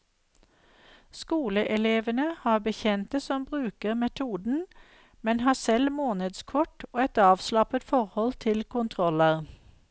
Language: Norwegian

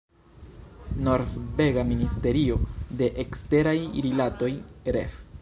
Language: Esperanto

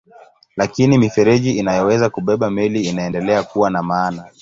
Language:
Swahili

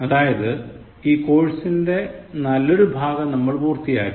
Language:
Malayalam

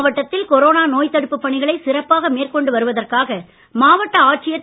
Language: Tamil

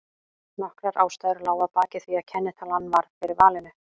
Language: Icelandic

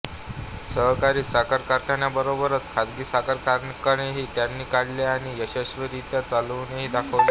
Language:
Marathi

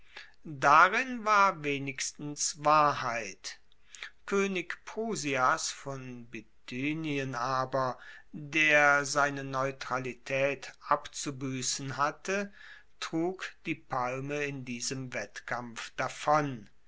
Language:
German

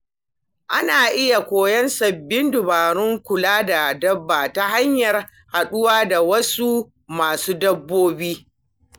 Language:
Hausa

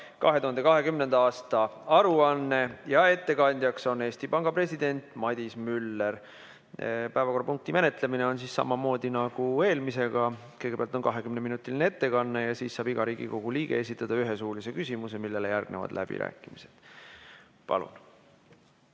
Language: Estonian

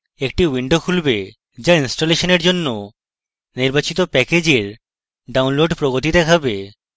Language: Bangla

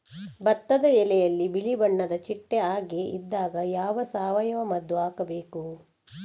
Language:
Kannada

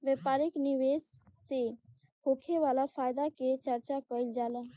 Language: Bhojpuri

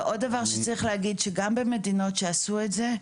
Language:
Hebrew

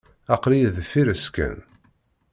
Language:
Kabyle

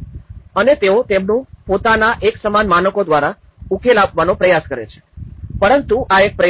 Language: Gujarati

